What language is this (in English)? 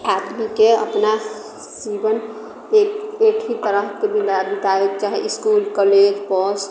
Maithili